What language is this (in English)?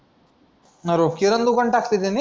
Marathi